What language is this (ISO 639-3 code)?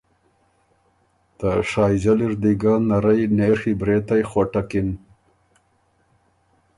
oru